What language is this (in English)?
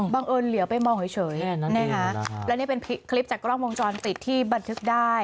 Thai